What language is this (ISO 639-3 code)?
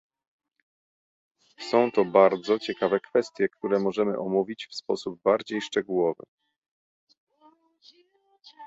pol